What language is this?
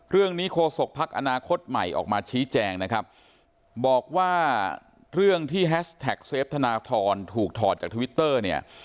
Thai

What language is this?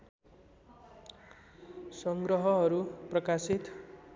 Nepali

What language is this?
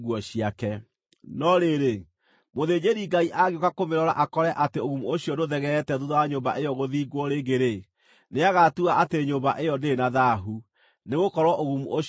Kikuyu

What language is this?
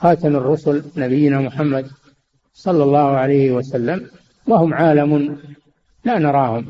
Arabic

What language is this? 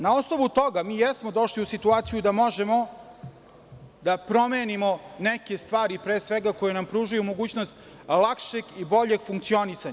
Serbian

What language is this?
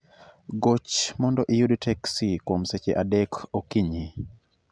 Luo (Kenya and Tanzania)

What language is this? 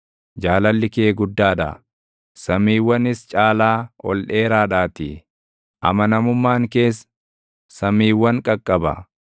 Oromo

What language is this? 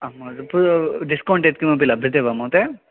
Sanskrit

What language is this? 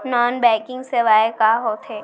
Chhattisgarhi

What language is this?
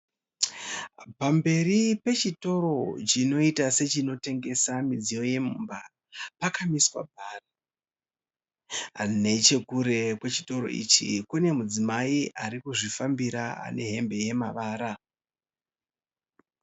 Shona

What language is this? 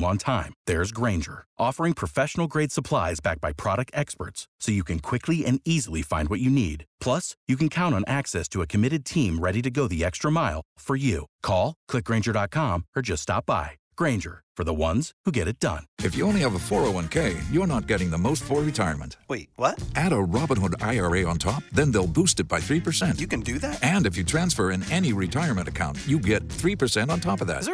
Romanian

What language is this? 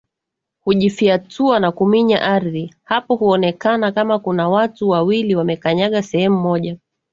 Swahili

